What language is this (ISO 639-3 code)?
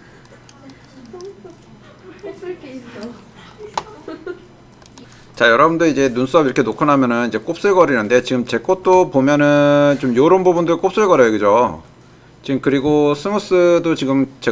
kor